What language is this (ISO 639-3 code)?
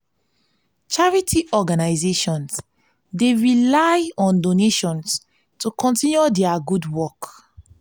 pcm